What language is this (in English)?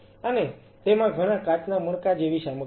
Gujarati